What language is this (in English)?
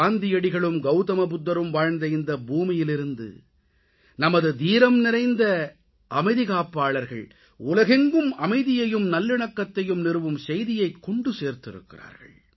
Tamil